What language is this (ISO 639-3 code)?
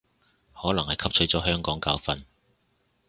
yue